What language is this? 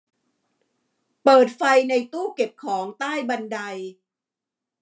Thai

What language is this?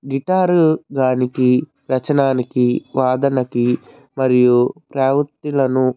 Telugu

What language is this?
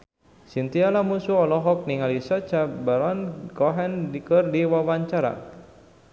Sundanese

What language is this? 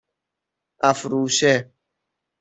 Persian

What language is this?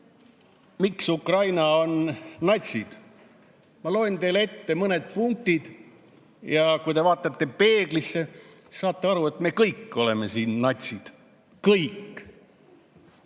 Estonian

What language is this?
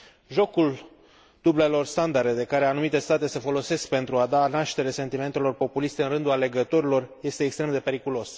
Romanian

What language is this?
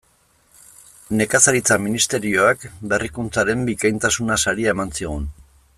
Basque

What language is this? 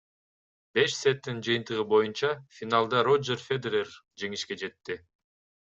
Kyrgyz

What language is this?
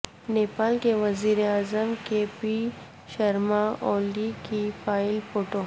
Urdu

